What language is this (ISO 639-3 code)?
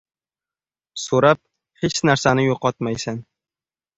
uzb